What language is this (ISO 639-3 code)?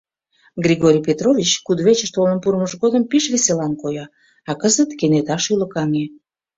chm